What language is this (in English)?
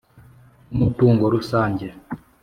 Kinyarwanda